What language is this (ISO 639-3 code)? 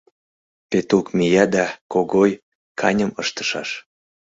chm